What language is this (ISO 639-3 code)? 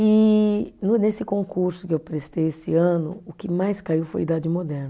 por